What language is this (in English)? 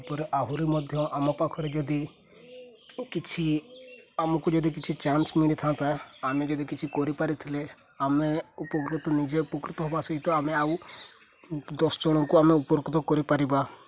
Odia